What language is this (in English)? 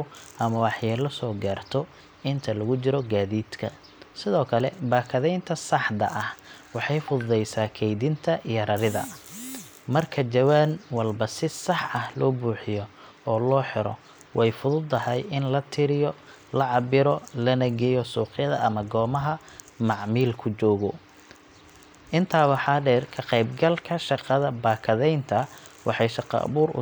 Somali